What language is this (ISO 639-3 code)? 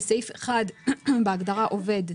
heb